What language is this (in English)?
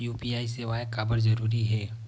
Chhattisgarhi